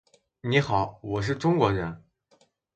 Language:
Chinese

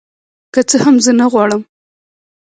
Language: Pashto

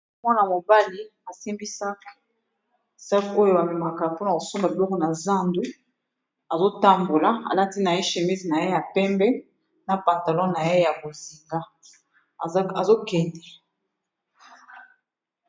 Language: Lingala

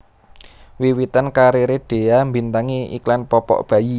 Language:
Javanese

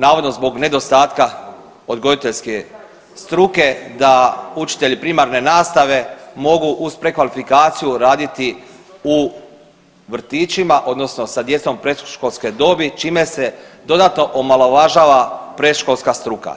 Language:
Croatian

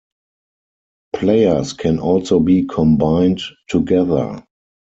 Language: English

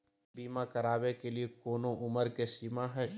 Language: Magahi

